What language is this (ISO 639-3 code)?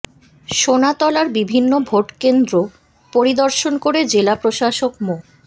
ben